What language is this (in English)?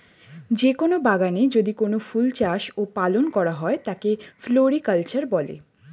Bangla